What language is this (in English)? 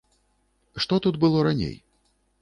Belarusian